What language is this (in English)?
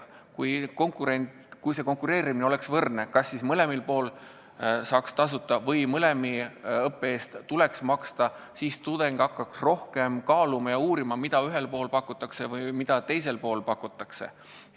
Estonian